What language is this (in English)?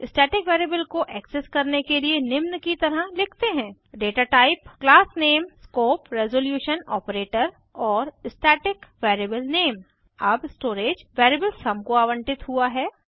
Hindi